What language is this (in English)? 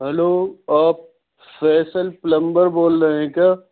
Urdu